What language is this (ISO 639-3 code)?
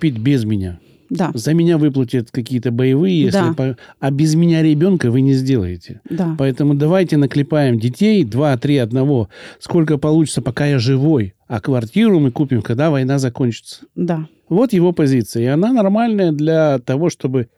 rus